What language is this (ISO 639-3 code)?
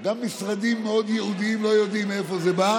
heb